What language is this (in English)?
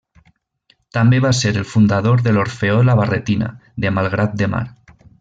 Catalan